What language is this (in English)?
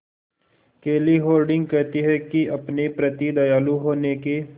Hindi